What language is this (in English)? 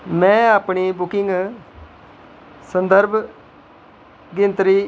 Dogri